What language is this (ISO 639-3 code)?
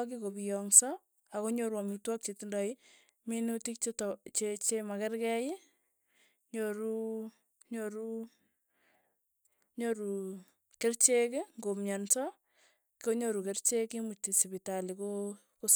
tuy